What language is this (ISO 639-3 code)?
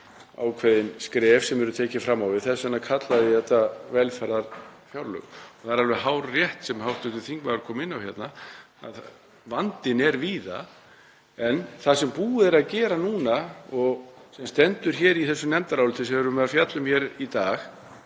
isl